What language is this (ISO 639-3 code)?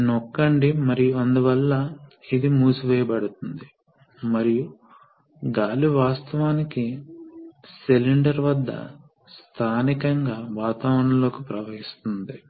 tel